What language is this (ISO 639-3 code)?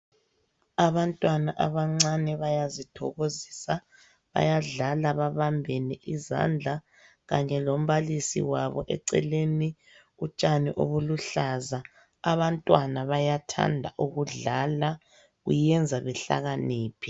nde